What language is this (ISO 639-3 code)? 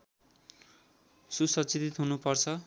nep